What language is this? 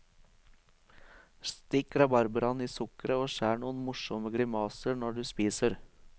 Norwegian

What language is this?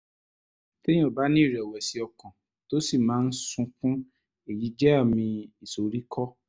Yoruba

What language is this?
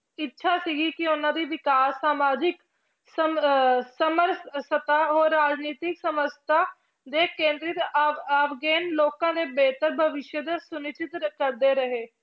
Punjabi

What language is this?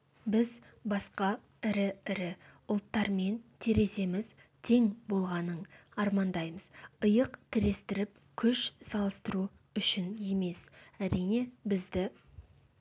Kazakh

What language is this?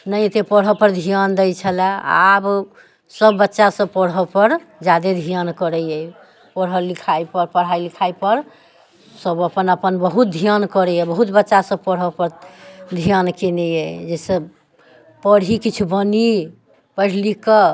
Maithili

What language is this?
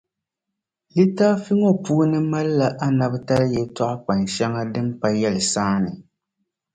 Dagbani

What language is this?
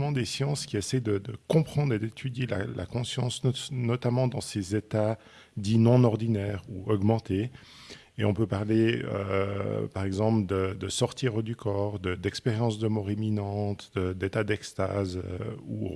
French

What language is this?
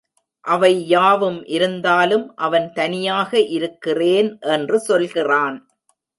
Tamil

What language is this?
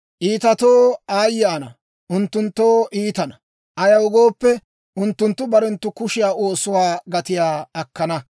Dawro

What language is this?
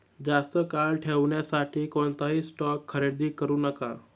Marathi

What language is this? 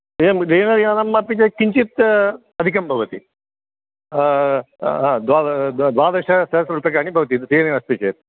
Sanskrit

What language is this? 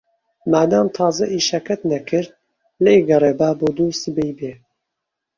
Central Kurdish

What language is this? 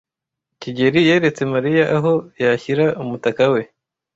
Kinyarwanda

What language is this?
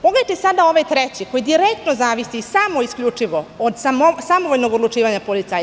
Serbian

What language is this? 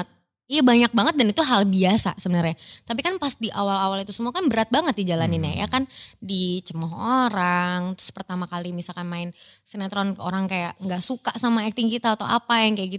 Indonesian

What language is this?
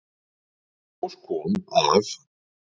Icelandic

